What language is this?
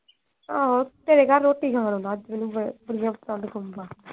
Punjabi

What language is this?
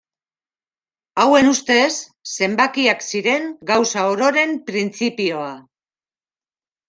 Basque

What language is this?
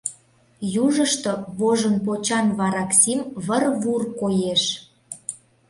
Mari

